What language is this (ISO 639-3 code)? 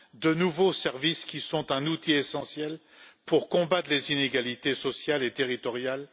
fra